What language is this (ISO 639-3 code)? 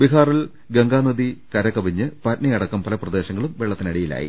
mal